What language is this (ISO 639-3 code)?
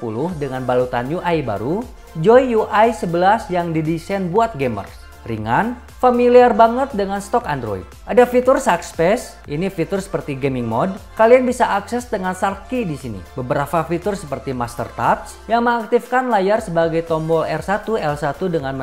ind